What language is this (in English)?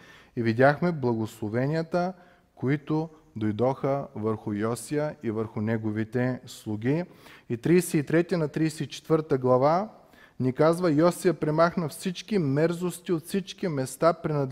Bulgarian